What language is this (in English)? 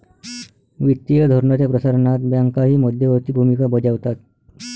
Marathi